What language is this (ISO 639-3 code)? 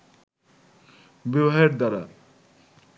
ben